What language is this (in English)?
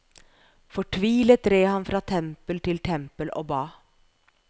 Norwegian